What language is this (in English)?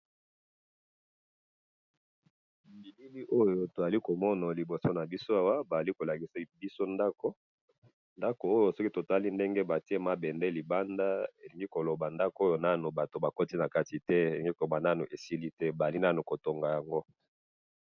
Lingala